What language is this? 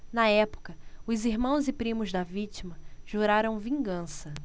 Portuguese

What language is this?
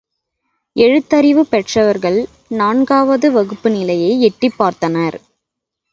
Tamil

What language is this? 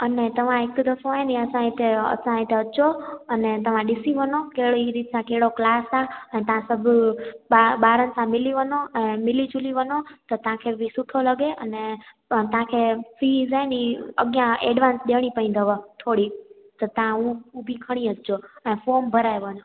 Sindhi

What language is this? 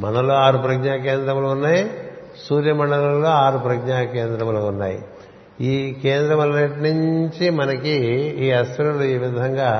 Telugu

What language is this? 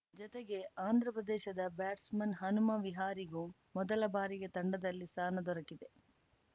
Kannada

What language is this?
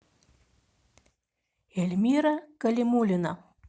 Russian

